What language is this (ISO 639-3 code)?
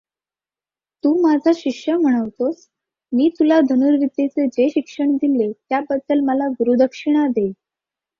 mar